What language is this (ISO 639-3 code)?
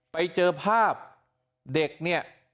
tha